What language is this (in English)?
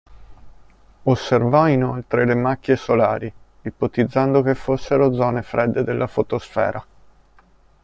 Italian